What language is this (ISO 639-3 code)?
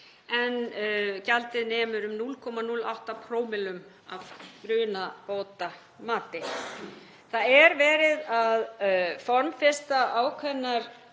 isl